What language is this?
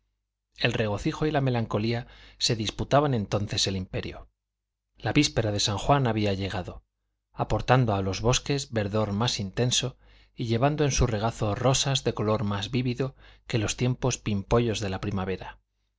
Spanish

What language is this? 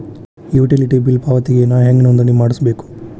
Kannada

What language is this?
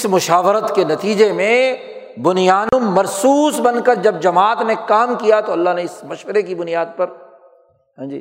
Urdu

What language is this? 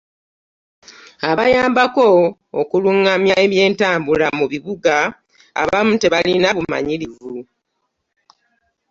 Ganda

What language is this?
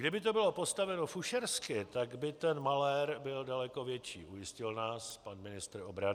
Czech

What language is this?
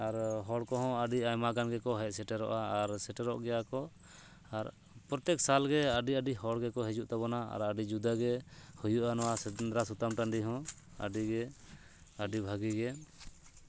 Santali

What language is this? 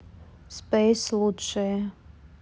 Russian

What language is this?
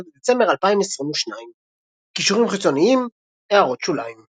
Hebrew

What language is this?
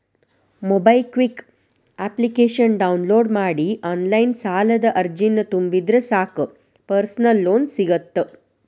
Kannada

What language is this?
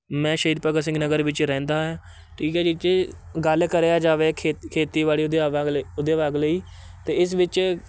Punjabi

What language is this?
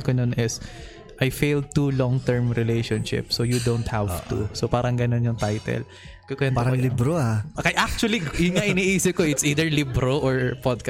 Filipino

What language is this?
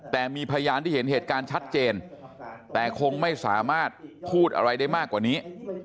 Thai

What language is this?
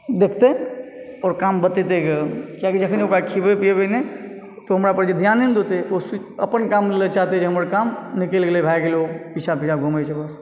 Maithili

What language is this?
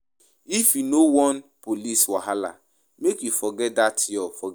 Nigerian Pidgin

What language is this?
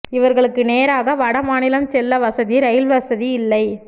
Tamil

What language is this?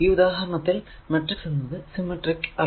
Malayalam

